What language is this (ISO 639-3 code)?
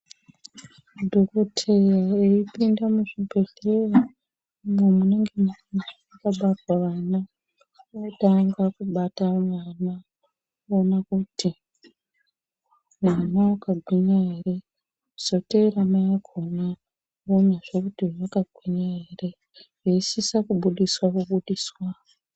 ndc